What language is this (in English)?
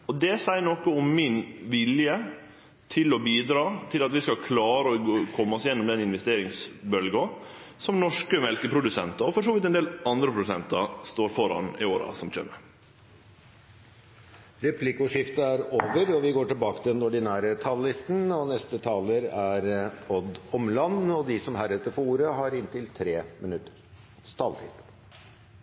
Norwegian